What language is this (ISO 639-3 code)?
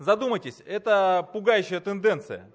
rus